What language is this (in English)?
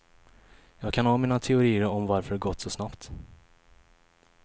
Swedish